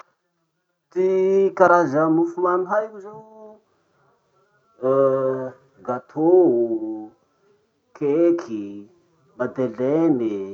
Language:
Masikoro Malagasy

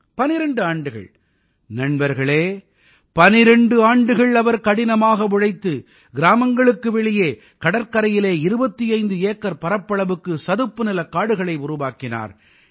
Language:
Tamil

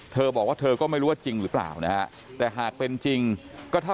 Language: Thai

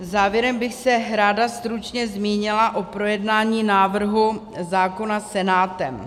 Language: Czech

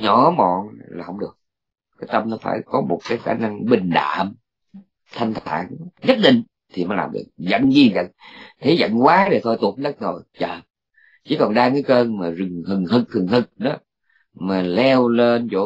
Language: Vietnamese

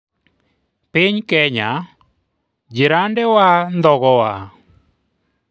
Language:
Luo (Kenya and Tanzania)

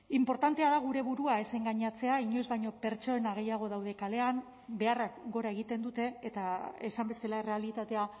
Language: Basque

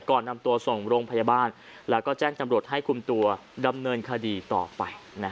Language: Thai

